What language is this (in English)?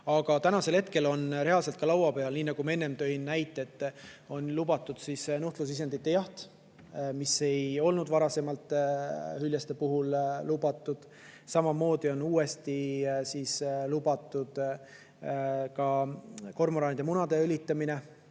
Estonian